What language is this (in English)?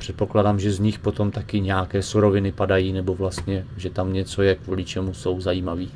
Czech